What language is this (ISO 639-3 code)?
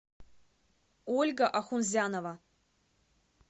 rus